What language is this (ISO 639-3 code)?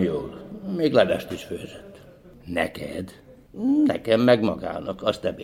hun